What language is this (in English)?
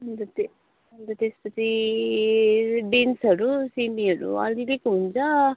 Nepali